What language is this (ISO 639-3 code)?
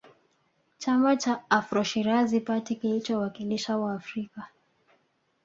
swa